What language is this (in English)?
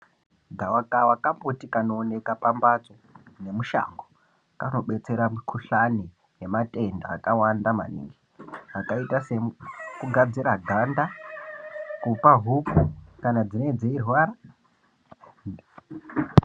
Ndau